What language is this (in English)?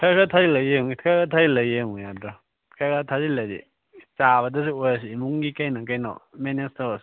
Manipuri